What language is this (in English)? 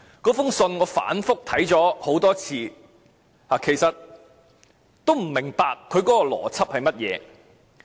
Cantonese